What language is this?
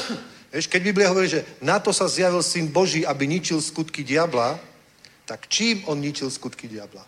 Czech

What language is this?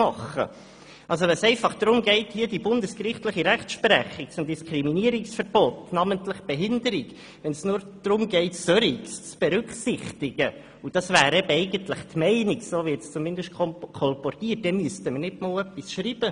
Swiss German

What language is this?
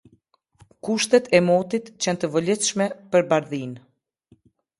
Albanian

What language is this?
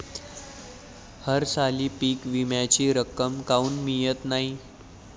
Marathi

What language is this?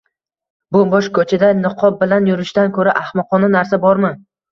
Uzbek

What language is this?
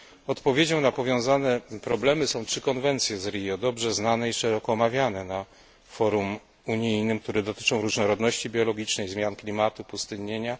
Polish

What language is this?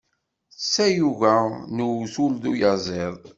Kabyle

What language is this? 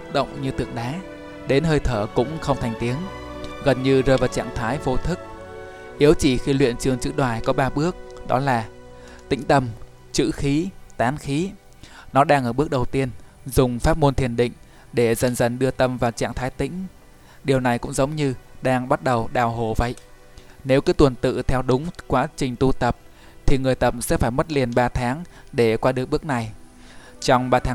Vietnamese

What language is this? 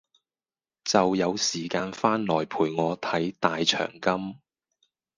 Cantonese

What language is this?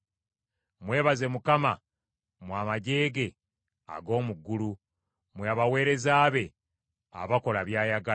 Ganda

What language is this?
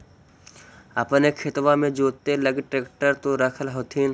Magahi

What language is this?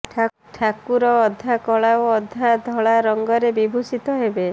Odia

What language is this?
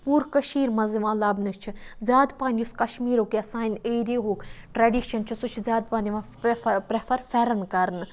Kashmiri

